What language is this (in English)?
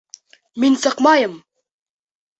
Bashkir